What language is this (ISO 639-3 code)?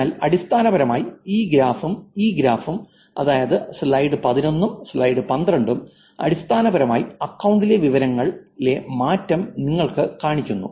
mal